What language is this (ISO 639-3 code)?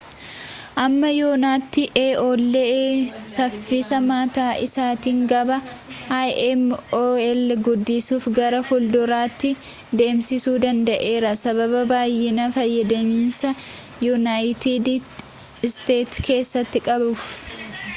orm